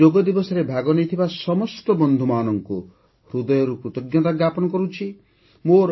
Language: Odia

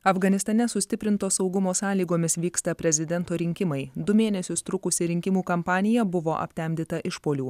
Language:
Lithuanian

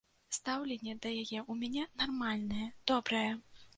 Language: Belarusian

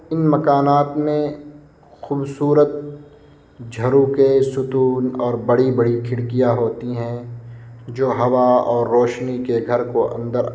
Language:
Urdu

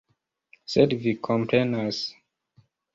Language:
Esperanto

